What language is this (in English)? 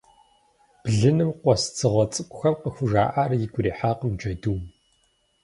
Kabardian